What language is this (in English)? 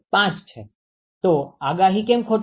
Gujarati